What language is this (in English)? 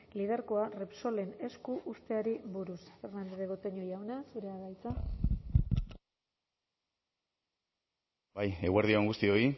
Basque